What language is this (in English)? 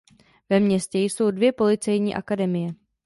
Czech